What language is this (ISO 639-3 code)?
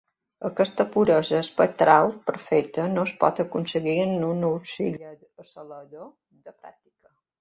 cat